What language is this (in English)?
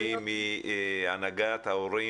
Hebrew